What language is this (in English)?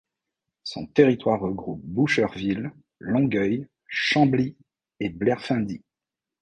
French